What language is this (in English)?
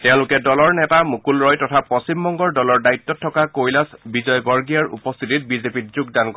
Assamese